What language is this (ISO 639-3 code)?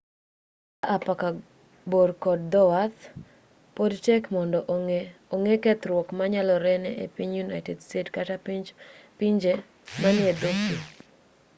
luo